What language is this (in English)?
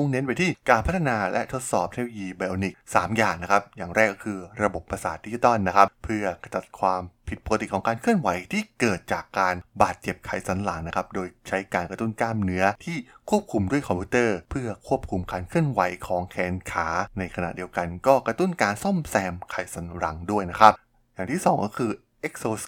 Thai